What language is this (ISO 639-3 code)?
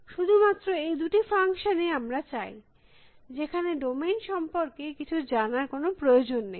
ben